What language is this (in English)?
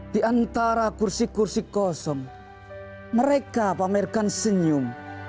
Indonesian